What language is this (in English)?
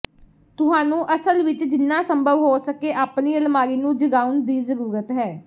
Punjabi